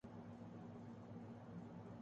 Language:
Urdu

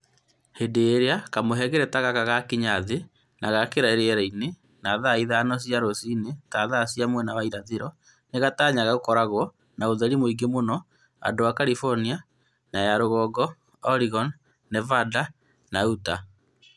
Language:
Kikuyu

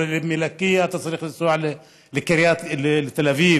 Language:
Hebrew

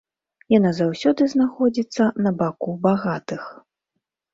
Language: Belarusian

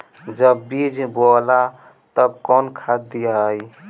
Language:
Bhojpuri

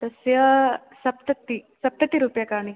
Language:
Sanskrit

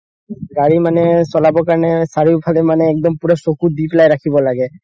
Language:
Assamese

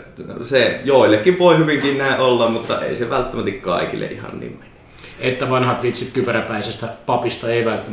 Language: Finnish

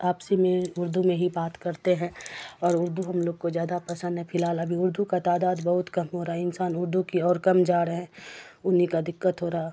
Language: Urdu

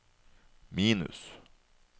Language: Norwegian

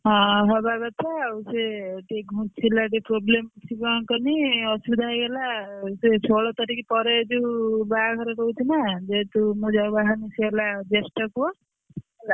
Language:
Odia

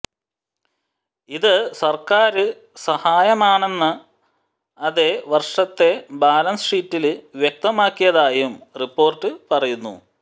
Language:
Malayalam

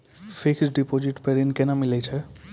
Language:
Maithili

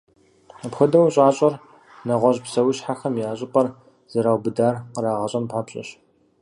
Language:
Kabardian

